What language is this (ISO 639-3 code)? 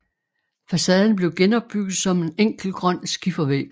dan